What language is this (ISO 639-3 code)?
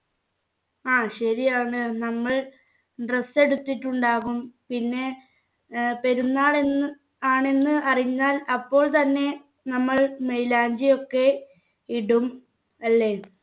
mal